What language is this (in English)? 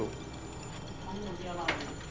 Thai